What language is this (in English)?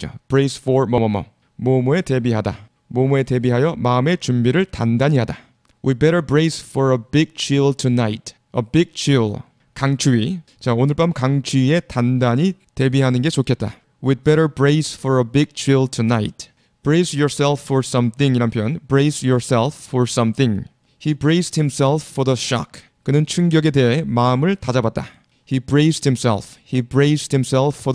Korean